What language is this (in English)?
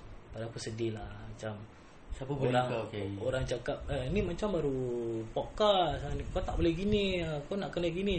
Malay